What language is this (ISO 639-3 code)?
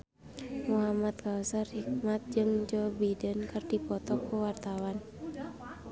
sun